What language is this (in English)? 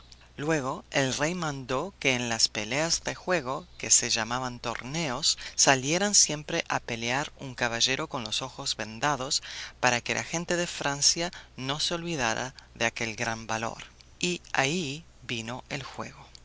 Spanish